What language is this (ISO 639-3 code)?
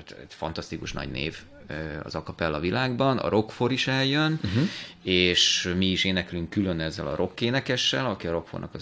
hun